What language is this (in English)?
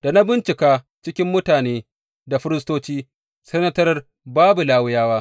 Hausa